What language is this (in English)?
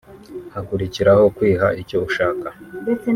Kinyarwanda